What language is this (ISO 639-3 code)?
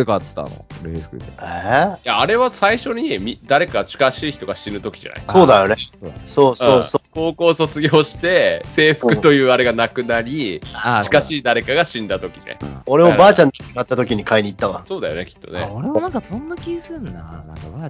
jpn